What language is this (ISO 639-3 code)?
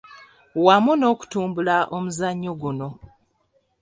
lug